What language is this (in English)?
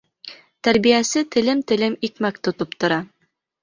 Bashkir